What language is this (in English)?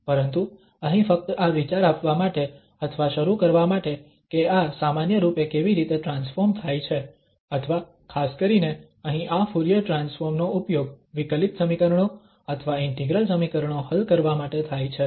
Gujarati